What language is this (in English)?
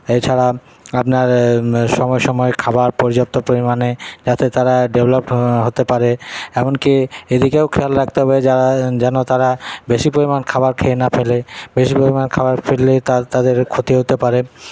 Bangla